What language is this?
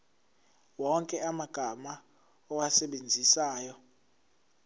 Zulu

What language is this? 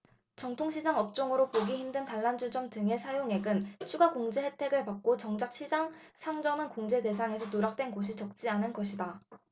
Korean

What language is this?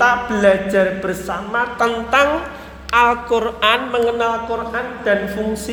Indonesian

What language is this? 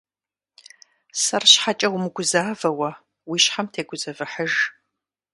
Kabardian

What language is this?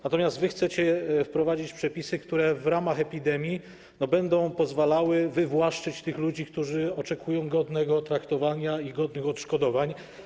Polish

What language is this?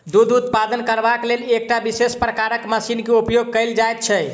Maithili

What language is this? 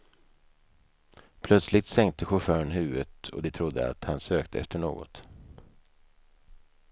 Swedish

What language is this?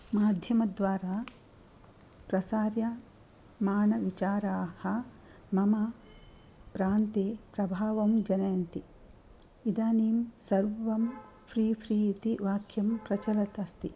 Sanskrit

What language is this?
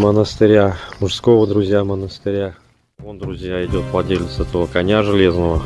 Russian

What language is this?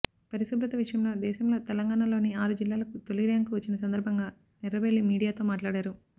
Telugu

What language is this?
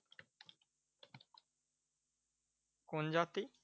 Bangla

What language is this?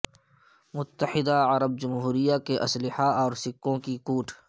Urdu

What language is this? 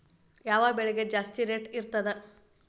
Kannada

